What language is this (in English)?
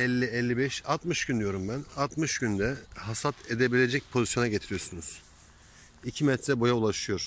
Turkish